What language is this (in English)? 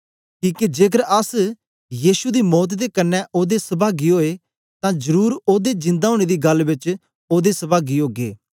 Dogri